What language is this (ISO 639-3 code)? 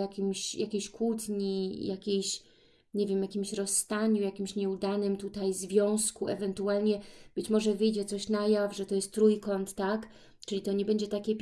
pol